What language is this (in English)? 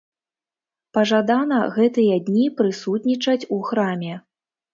Belarusian